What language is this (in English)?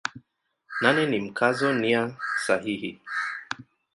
Swahili